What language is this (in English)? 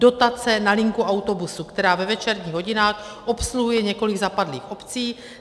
Czech